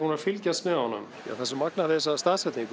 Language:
Icelandic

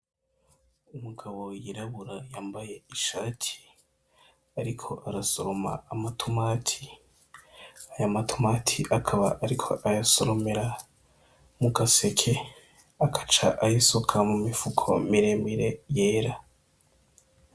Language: Rundi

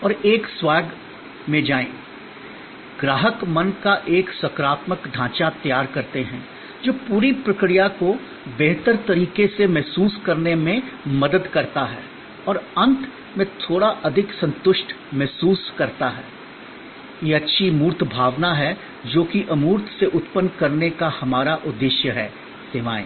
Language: Hindi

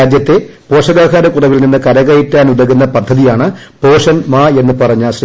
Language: Malayalam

